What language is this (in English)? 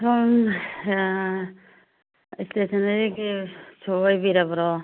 Manipuri